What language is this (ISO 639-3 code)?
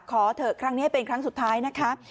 tha